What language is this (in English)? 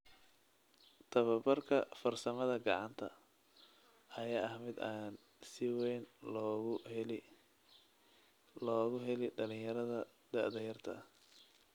Somali